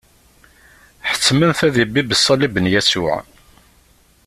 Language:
Kabyle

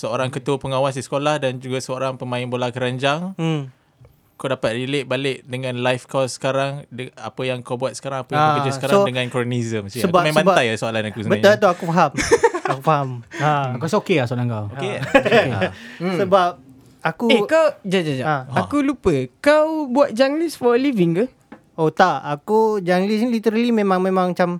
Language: Malay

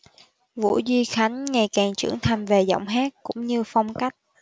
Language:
Vietnamese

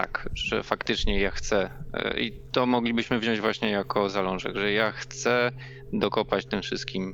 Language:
Polish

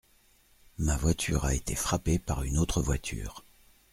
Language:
French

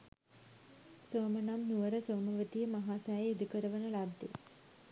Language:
Sinhala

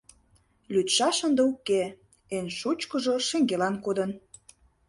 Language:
Mari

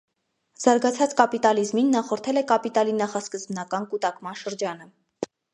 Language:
Armenian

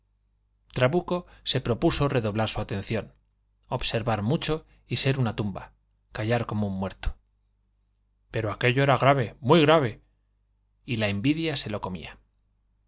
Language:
Spanish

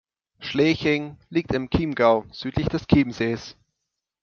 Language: German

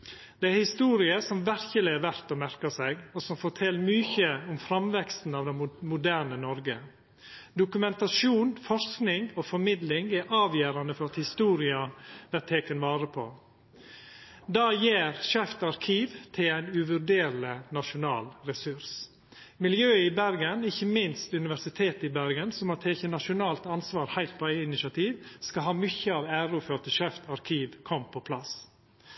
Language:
Norwegian Nynorsk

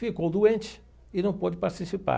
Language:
Portuguese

